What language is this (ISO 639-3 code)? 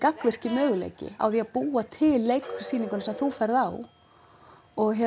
isl